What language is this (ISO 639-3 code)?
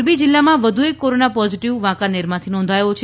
guj